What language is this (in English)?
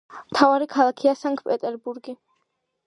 Georgian